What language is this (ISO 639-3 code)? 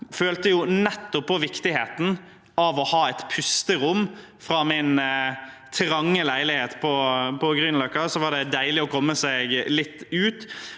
nor